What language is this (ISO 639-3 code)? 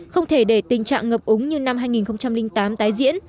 vie